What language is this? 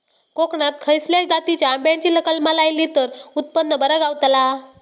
Marathi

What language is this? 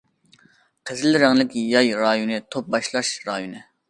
Uyghur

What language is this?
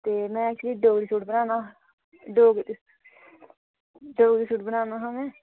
Dogri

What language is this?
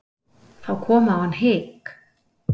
Icelandic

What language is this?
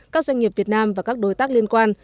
Vietnamese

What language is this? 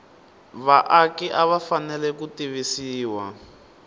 Tsonga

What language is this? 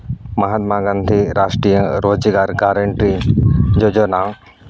Santali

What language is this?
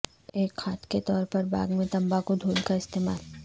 Urdu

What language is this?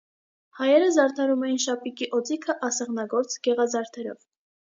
Armenian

